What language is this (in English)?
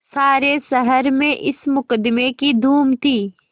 Hindi